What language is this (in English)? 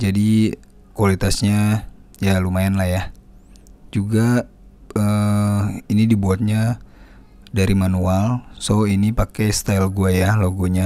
Indonesian